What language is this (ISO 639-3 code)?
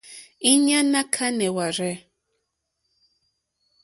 bri